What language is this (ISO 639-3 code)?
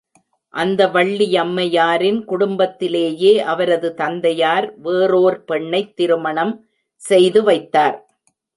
tam